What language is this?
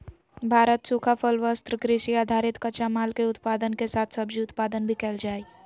Magahi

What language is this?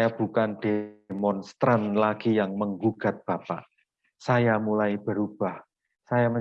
Indonesian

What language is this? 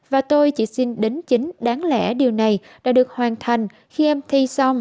Vietnamese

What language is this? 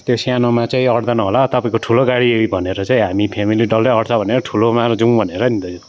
Nepali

